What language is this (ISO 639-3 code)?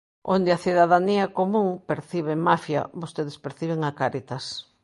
glg